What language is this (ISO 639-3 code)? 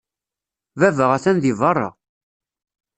kab